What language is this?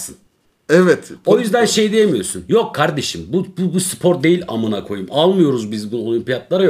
Turkish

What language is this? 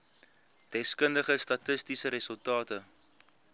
Afrikaans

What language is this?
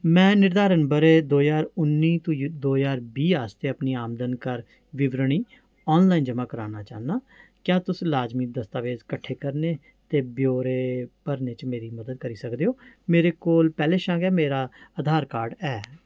Dogri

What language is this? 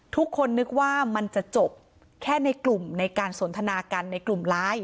Thai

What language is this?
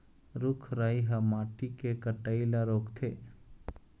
Chhattisgarhi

